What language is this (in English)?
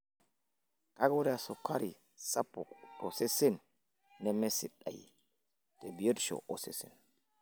Masai